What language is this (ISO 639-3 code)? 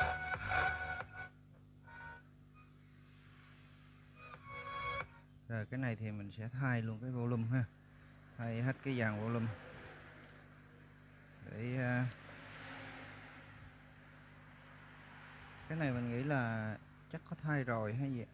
vie